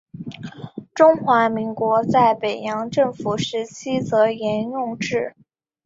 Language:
Chinese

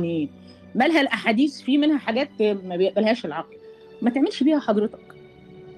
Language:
Arabic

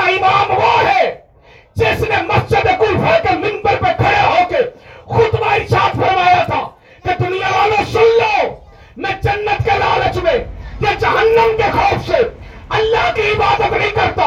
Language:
Urdu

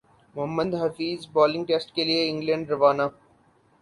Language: Urdu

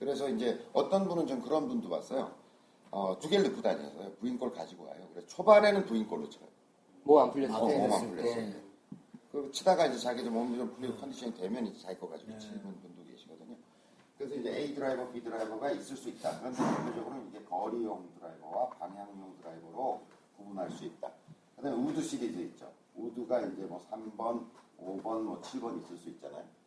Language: Korean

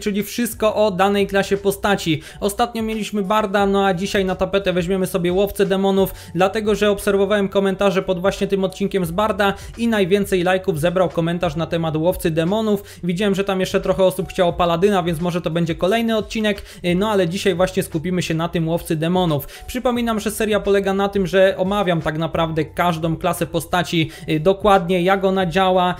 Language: Polish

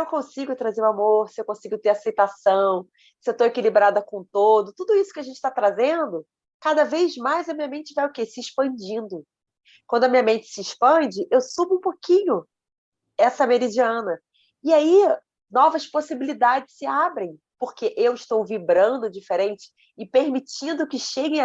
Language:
Portuguese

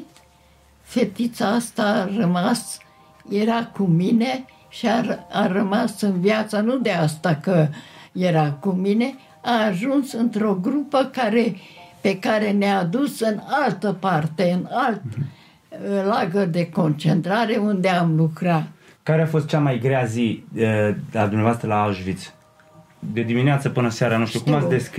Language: Romanian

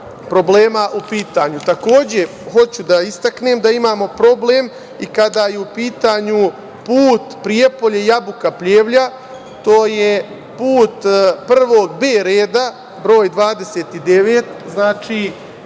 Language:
Serbian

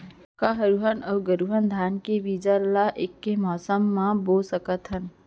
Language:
Chhattisgarhi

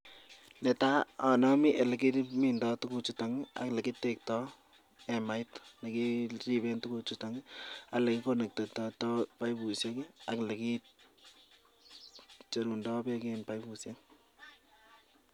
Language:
Kalenjin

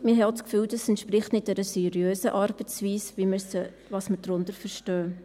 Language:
Swiss German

